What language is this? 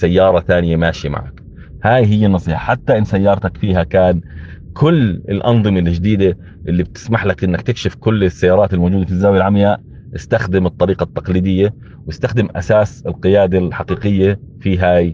Arabic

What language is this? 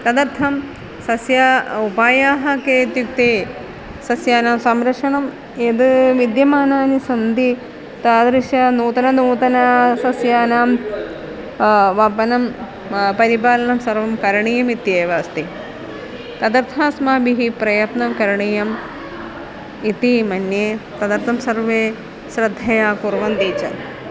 Sanskrit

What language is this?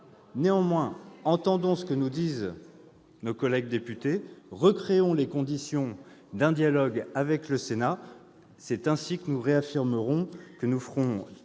French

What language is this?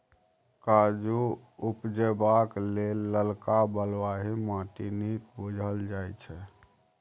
Maithili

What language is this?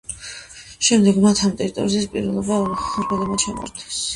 Georgian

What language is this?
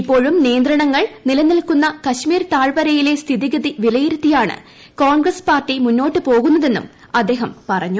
Malayalam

